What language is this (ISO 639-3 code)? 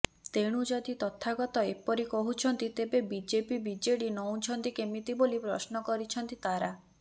ori